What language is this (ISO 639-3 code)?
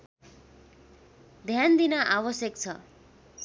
nep